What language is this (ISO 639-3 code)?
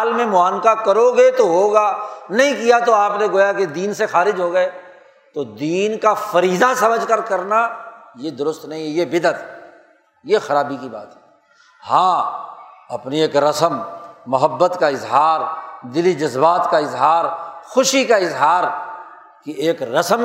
urd